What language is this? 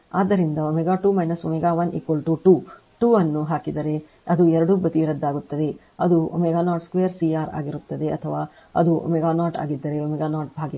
Kannada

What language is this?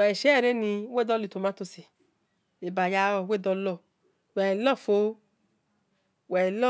Esan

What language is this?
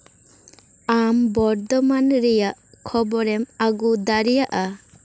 Santali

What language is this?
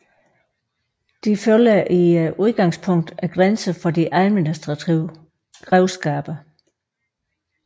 Danish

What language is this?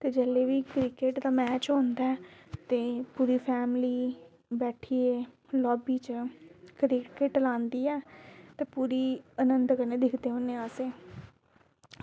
Dogri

